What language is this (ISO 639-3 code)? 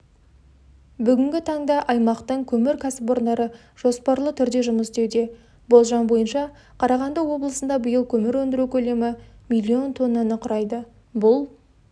kaz